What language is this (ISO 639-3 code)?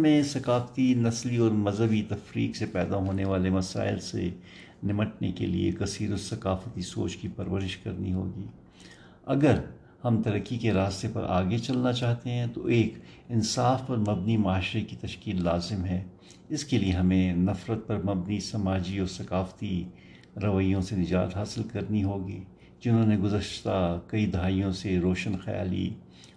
urd